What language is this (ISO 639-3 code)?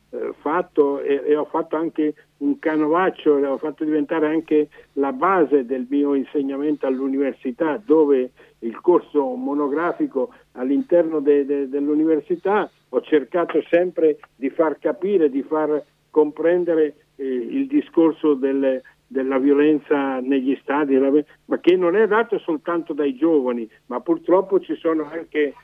ita